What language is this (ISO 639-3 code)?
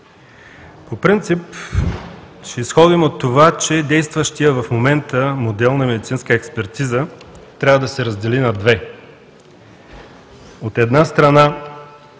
bul